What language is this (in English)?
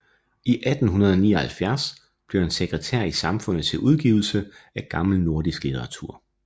Danish